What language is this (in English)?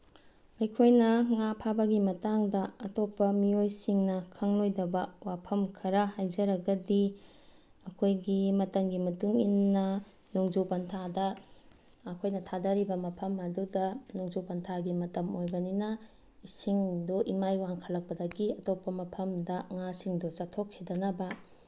Manipuri